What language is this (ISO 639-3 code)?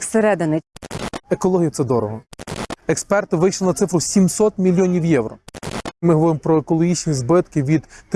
ukr